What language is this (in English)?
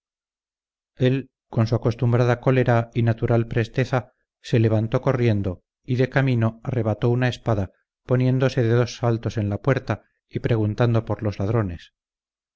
Spanish